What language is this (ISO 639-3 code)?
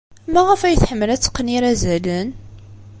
kab